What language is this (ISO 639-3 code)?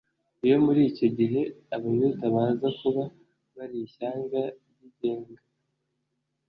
kin